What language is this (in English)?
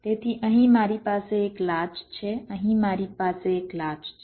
Gujarati